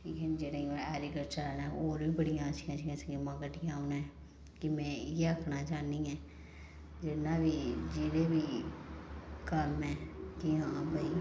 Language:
Dogri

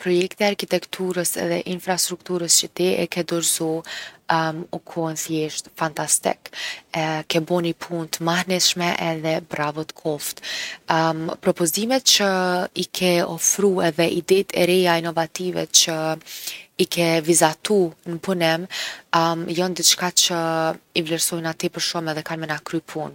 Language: Gheg Albanian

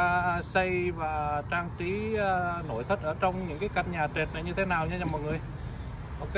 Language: Vietnamese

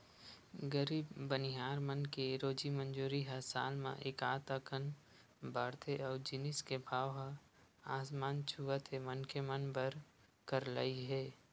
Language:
Chhattisgarhi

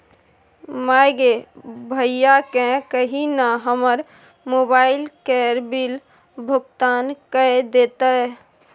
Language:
Maithili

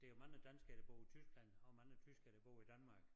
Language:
Danish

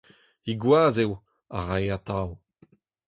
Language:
Breton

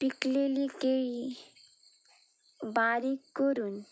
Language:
Konkani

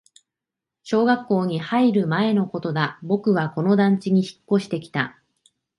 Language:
Japanese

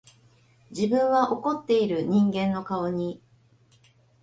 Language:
Japanese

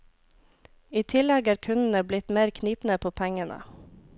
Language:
Norwegian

